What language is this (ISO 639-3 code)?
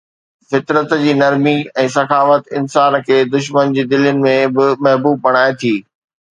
snd